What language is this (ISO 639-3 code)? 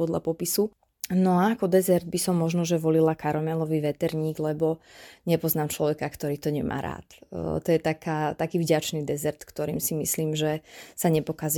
slk